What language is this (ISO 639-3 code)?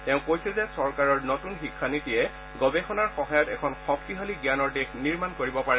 asm